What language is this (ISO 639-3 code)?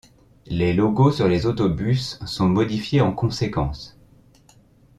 fra